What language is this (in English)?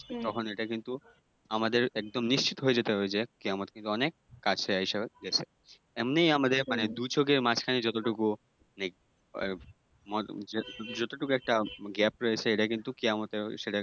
Bangla